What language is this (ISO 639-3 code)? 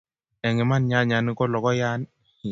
kln